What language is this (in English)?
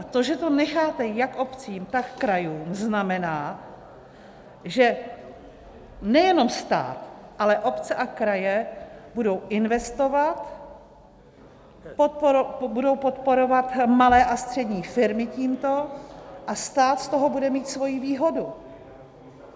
Czech